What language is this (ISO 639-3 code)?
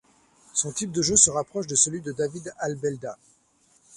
fra